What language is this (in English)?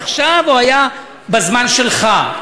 Hebrew